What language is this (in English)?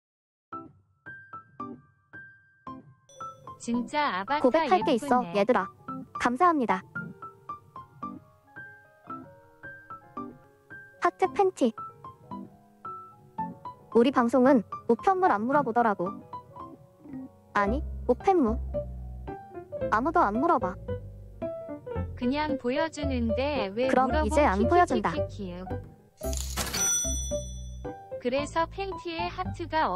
Korean